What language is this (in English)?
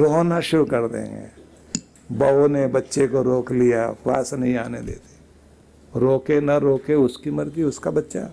Hindi